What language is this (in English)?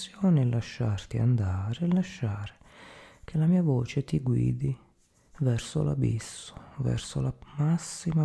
Italian